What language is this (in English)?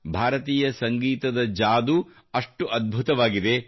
Kannada